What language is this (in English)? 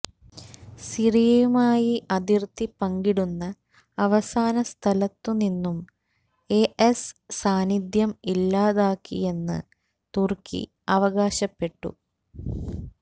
Malayalam